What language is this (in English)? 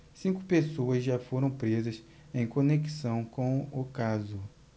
Portuguese